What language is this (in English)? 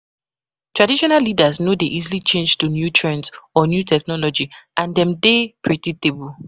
Nigerian Pidgin